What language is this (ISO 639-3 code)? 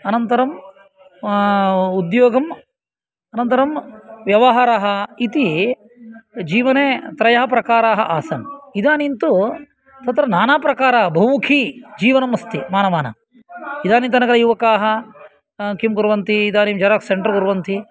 san